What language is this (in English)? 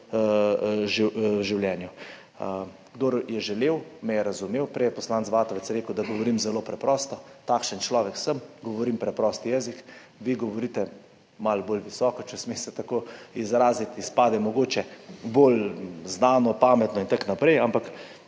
Slovenian